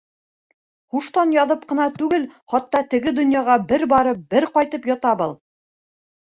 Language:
Bashkir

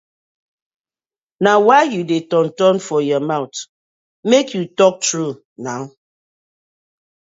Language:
Nigerian Pidgin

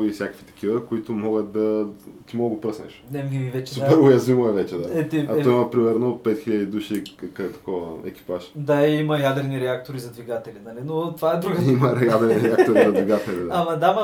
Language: Bulgarian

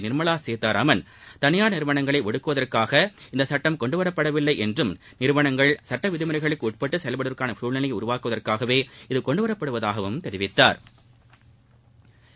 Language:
Tamil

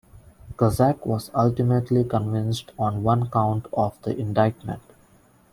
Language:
English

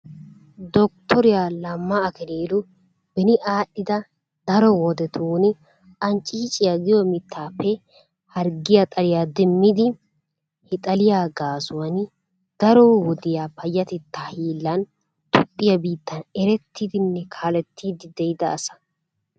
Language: Wolaytta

